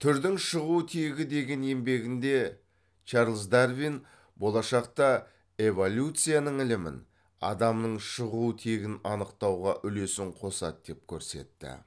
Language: Kazakh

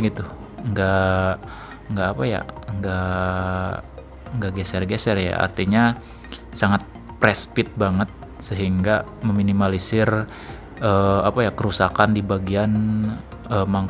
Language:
Indonesian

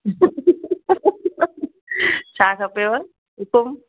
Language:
Sindhi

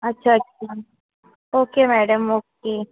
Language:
Marathi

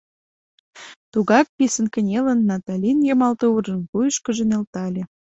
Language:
Mari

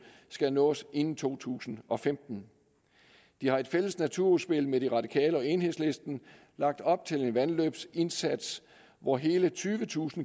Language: Danish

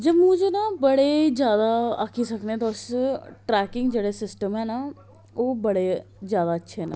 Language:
Dogri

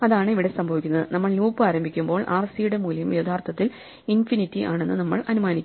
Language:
Malayalam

